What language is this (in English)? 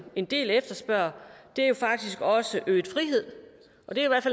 Danish